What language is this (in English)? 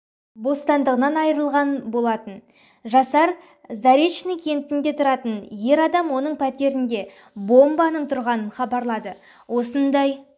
Kazakh